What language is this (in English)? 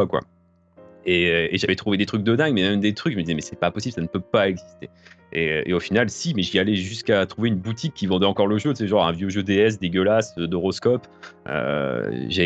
French